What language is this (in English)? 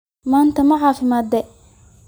Somali